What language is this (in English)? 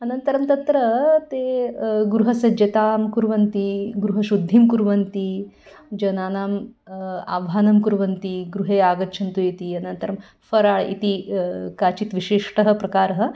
Sanskrit